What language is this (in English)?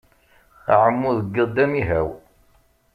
Kabyle